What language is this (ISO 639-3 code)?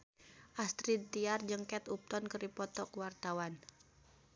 sun